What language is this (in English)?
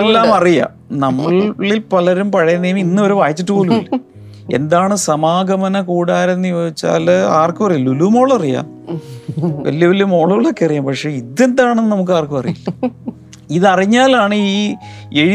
Malayalam